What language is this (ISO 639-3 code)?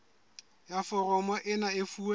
sot